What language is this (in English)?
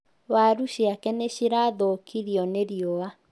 Kikuyu